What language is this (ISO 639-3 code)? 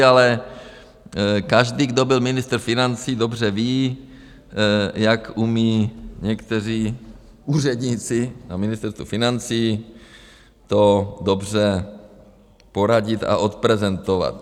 ces